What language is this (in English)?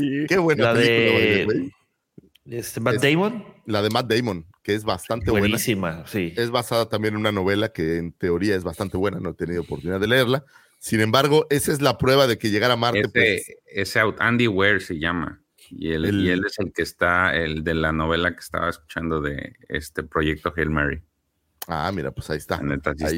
Spanish